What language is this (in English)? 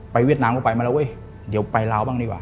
Thai